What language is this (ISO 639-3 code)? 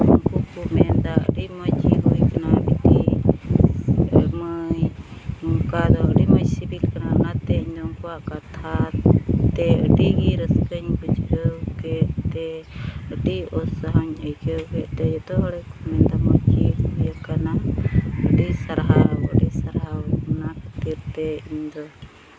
sat